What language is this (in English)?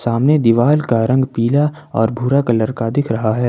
Hindi